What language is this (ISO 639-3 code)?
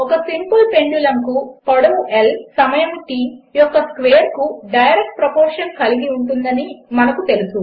tel